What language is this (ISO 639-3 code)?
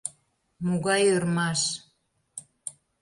chm